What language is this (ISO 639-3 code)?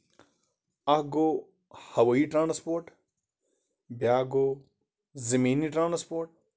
kas